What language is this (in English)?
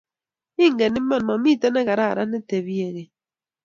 Kalenjin